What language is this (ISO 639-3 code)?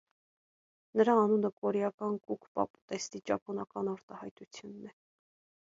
hye